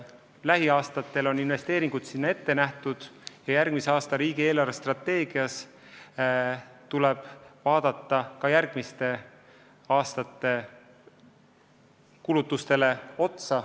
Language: Estonian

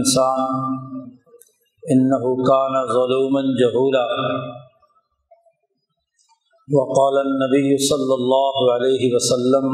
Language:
Urdu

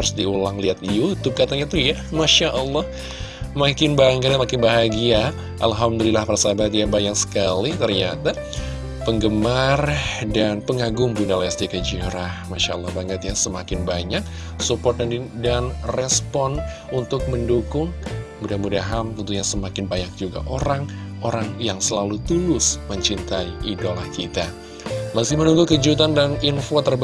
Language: Indonesian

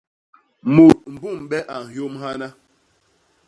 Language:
Basaa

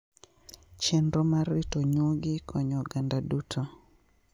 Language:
Luo (Kenya and Tanzania)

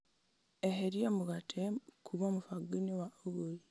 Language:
Kikuyu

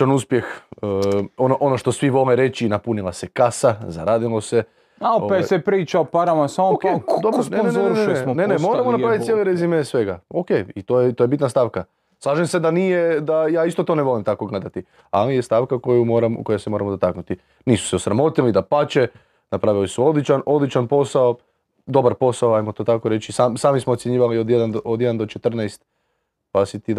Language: Croatian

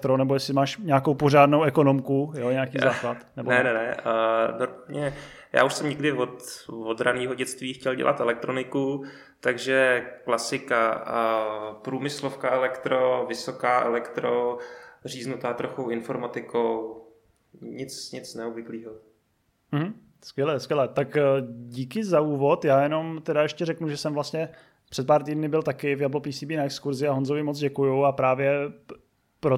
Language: Czech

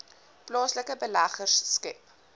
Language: Afrikaans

